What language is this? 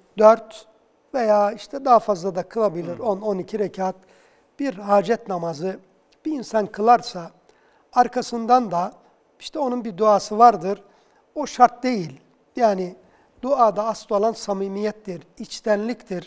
Turkish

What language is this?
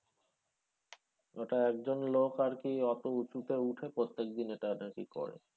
Bangla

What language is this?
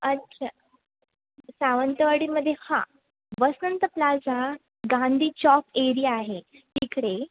Marathi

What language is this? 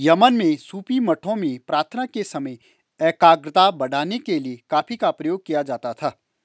Hindi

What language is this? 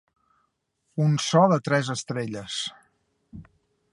Catalan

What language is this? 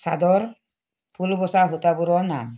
Assamese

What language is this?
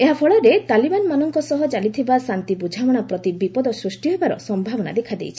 Odia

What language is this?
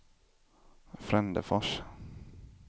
Swedish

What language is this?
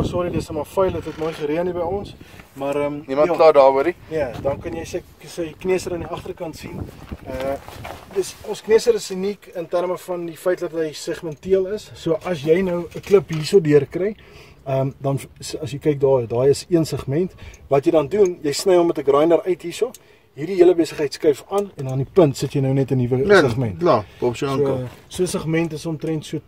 Dutch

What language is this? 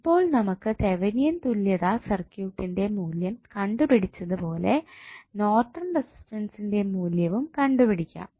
Malayalam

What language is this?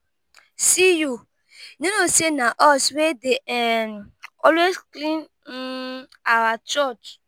Nigerian Pidgin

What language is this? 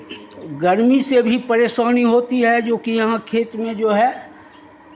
Hindi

